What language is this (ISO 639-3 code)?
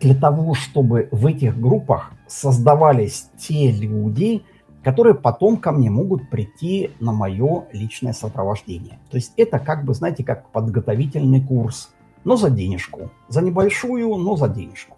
rus